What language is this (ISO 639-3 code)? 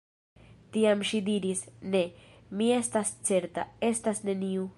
epo